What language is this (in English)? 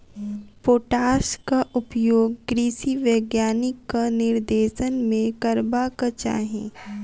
Maithili